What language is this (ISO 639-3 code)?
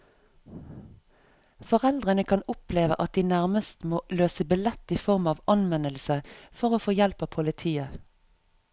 nor